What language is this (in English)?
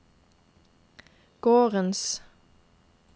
Norwegian